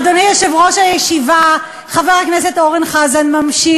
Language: Hebrew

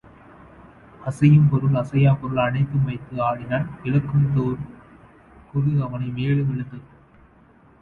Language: Tamil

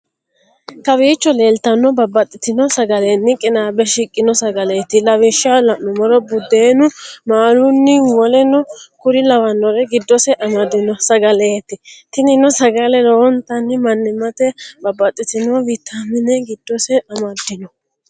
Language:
Sidamo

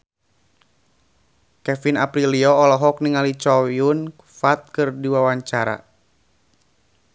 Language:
Sundanese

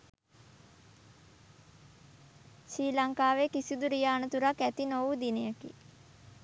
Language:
Sinhala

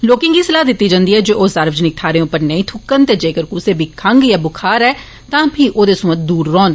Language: Dogri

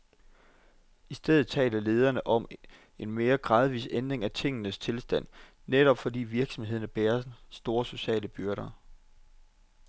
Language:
Danish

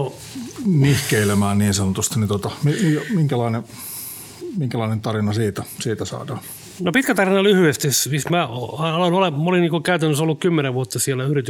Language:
Finnish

